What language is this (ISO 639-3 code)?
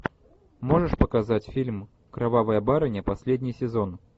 rus